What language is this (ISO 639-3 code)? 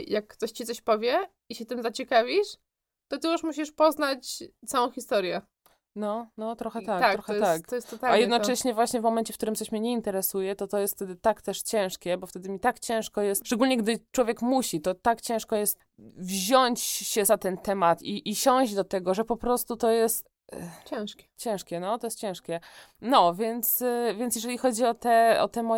pol